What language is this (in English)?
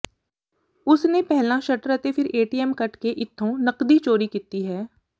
Punjabi